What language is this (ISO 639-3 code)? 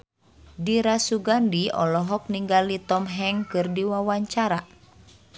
sun